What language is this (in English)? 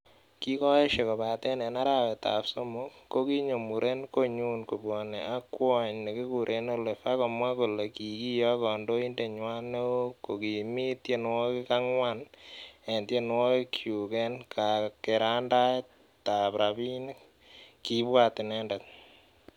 Kalenjin